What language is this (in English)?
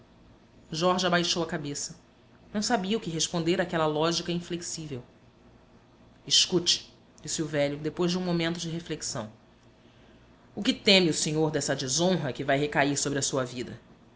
Portuguese